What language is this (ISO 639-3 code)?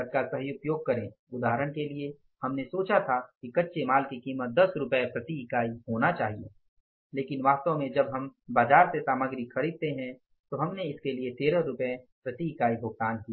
hin